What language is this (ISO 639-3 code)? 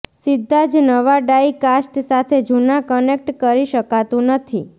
guj